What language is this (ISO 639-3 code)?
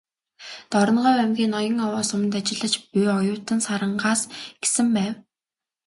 mon